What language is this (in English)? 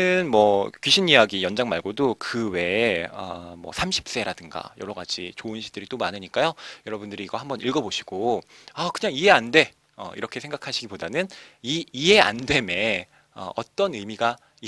Korean